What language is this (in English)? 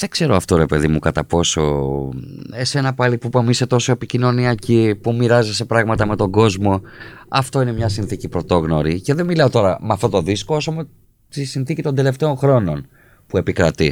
Greek